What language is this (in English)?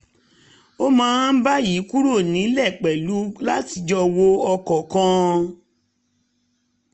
Yoruba